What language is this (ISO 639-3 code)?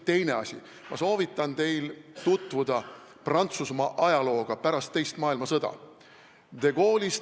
est